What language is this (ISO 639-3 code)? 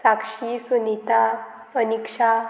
kok